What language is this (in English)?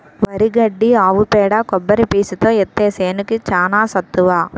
Telugu